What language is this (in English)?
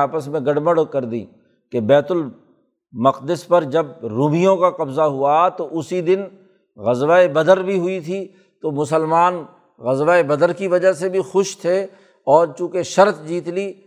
Urdu